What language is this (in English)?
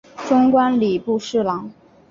Chinese